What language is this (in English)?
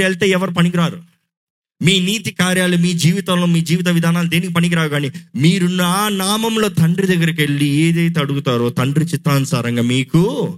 Telugu